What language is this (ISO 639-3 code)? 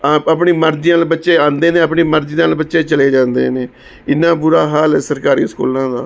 pan